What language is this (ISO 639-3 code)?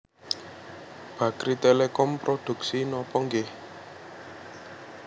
jav